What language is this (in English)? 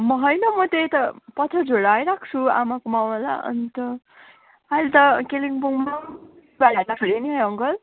Nepali